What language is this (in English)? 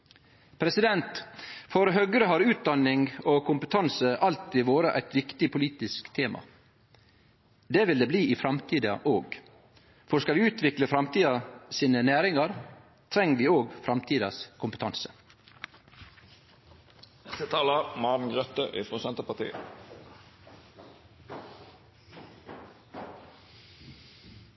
Norwegian Nynorsk